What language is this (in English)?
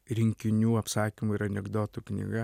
Lithuanian